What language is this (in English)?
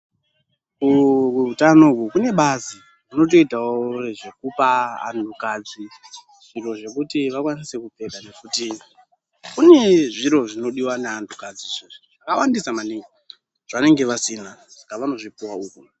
Ndau